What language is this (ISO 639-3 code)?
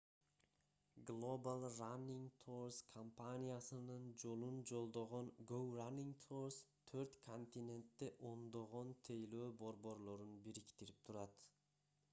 kir